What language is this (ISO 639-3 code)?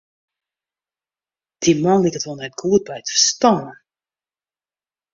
fry